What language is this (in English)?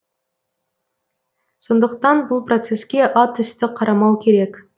Kazakh